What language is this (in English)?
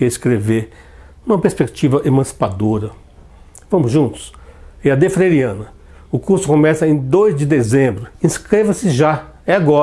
Portuguese